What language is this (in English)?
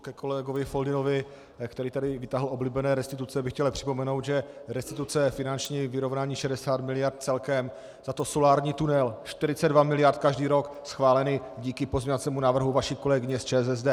Czech